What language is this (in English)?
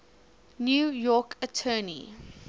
English